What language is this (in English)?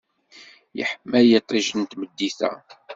Kabyle